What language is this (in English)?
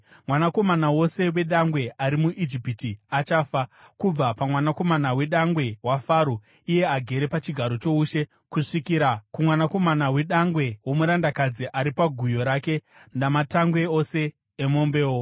Shona